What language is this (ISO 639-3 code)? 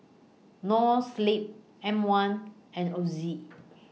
eng